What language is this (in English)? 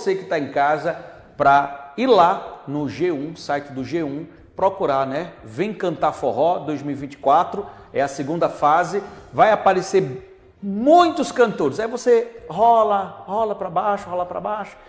Portuguese